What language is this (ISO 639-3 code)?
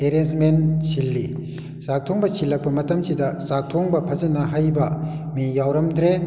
mni